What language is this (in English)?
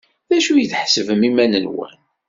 Kabyle